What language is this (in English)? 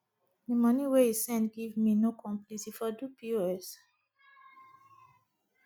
Nigerian Pidgin